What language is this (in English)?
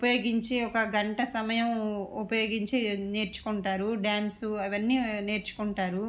Telugu